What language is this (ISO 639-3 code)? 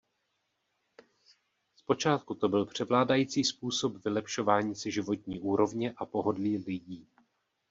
ces